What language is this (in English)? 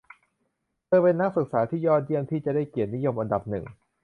Thai